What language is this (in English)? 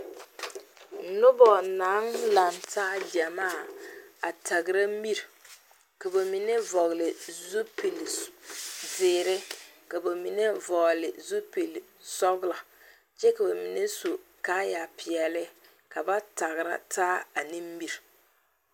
Southern Dagaare